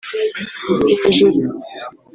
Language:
Kinyarwanda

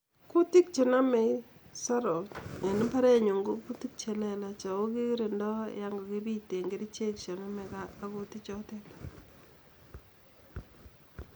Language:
Kalenjin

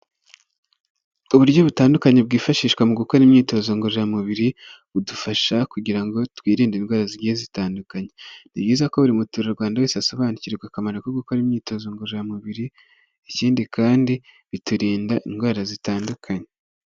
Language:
Kinyarwanda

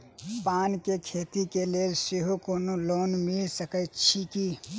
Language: Maithili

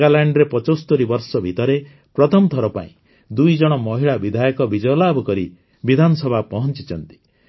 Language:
Odia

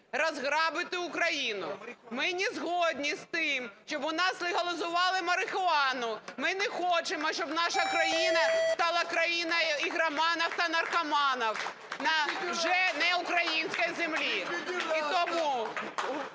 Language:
Ukrainian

